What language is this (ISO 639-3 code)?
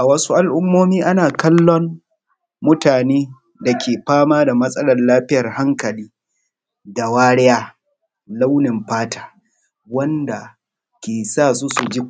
hau